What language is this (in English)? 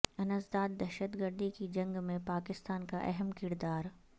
Urdu